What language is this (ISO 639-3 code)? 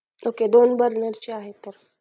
mar